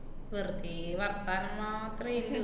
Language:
Malayalam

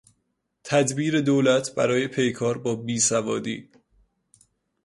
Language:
Persian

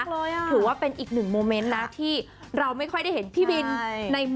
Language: Thai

